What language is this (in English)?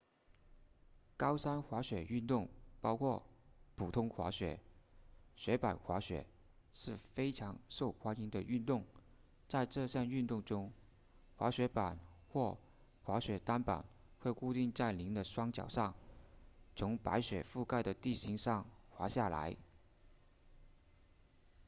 Chinese